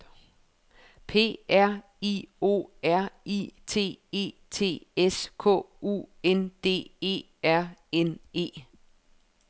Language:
Danish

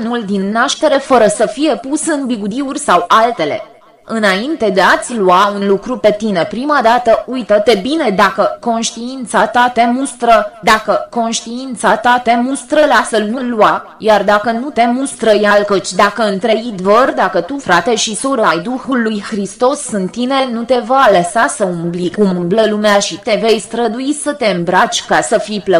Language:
Romanian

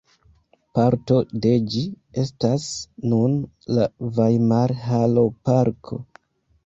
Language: Esperanto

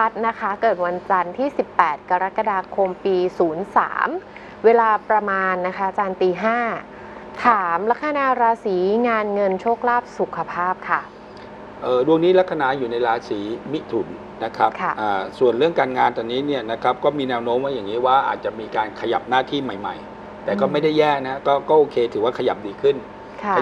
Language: Thai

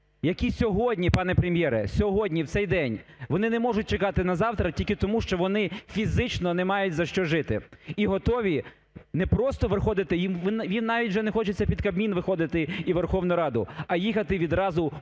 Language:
Ukrainian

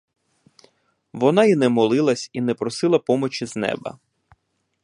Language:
Ukrainian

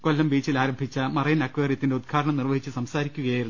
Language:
Malayalam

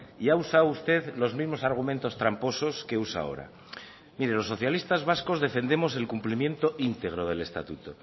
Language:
Spanish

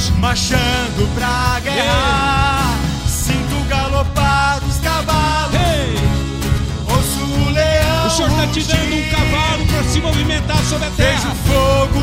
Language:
Portuguese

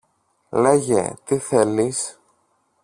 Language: Greek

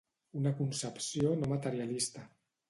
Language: Catalan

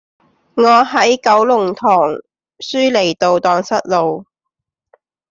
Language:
Cantonese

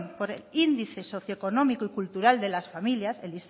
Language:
Spanish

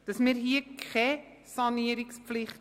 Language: Swiss German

